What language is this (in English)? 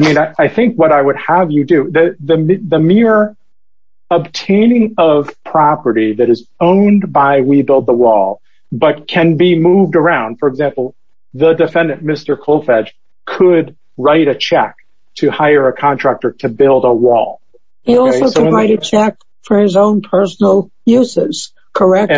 English